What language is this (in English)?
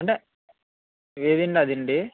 Telugu